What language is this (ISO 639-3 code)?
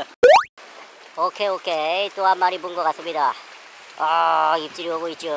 kor